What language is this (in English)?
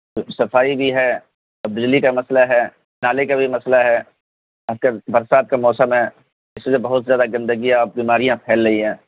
Urdu